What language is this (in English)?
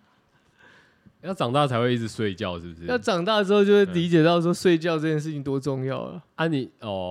Chinese